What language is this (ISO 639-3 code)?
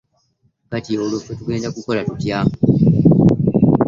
lug